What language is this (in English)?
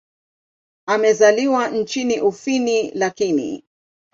Swahili